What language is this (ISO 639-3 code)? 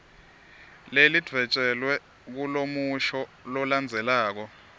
ssw